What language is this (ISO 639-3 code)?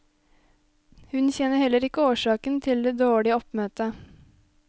nor